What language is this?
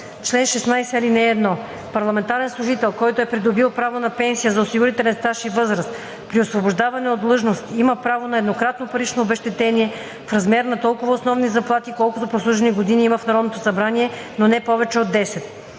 Bulgarian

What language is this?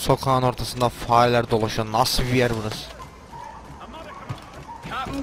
Turkish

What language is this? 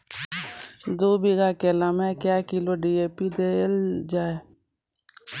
Maithili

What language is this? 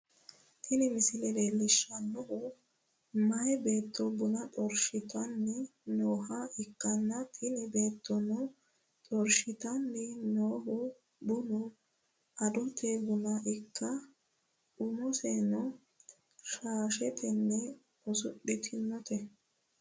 Sidamo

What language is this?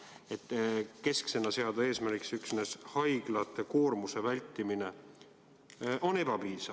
Estonian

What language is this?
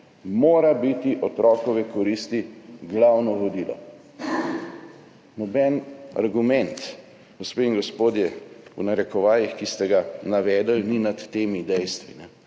Slovenian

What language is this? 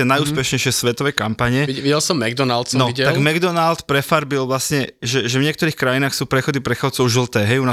Slovak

